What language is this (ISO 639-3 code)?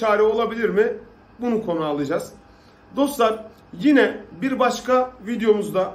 tur